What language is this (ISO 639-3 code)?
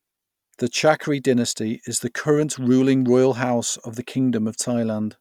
eng